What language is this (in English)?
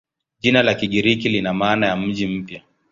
Swahili